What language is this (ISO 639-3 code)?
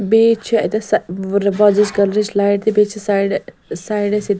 kas